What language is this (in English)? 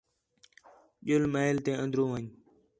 Khetrani